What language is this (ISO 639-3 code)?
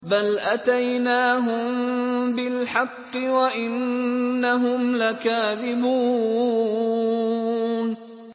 ara